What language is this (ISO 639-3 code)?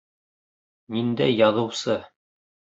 bak